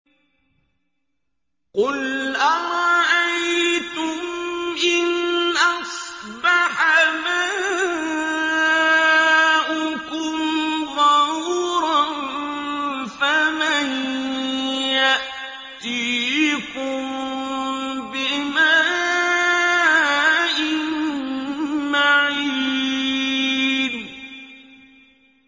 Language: Arabic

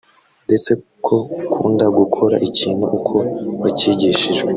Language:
Kinyarwanda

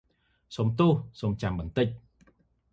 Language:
Khmer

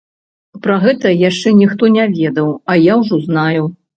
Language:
Belarusian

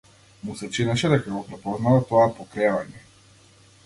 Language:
Macedonian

